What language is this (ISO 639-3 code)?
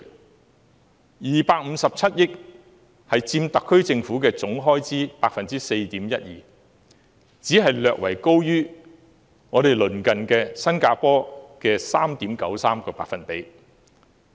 yue